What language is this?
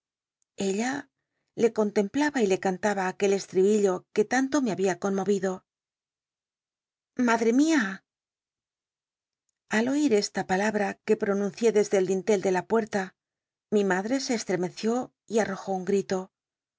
Spanish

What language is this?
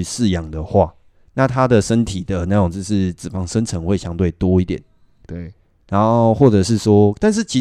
Chinese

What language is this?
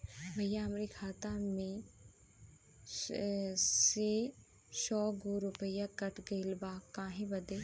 Bhojpuri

